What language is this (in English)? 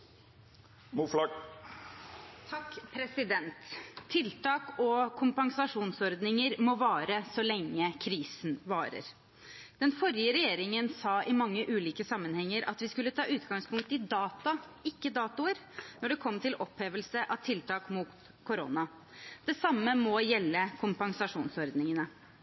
Norwegian